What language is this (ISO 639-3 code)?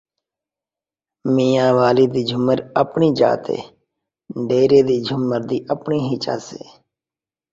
skr